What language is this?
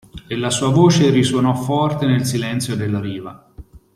Italian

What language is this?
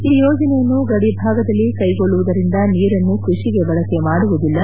Kannada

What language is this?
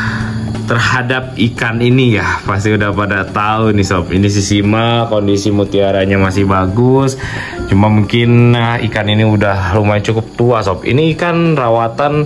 Indonesian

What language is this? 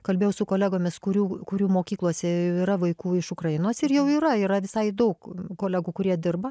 Lithuanian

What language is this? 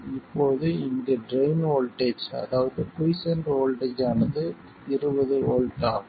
Tamil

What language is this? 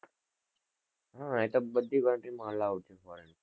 Gujarati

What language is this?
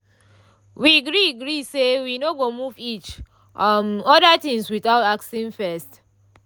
Nigerian Pidgin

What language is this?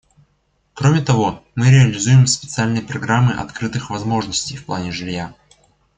Russian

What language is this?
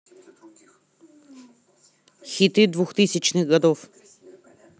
Russian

